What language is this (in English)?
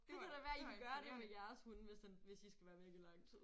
Danish